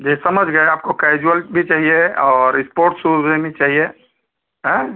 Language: Hindi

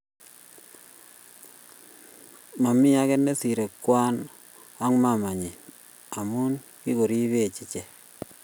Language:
Kalenjin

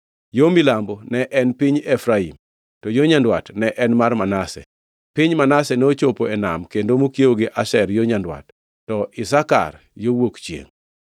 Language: Luo (Kenya and Tanzania)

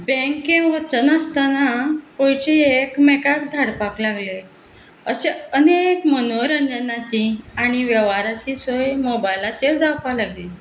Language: Konkani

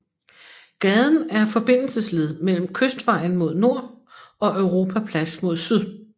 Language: Danish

